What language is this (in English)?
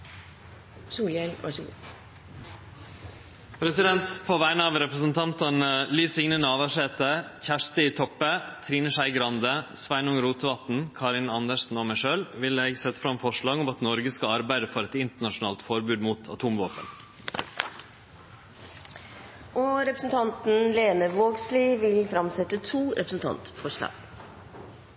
Norwegian Nynorsk